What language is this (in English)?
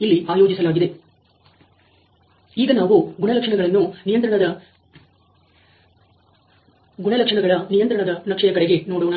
Kannada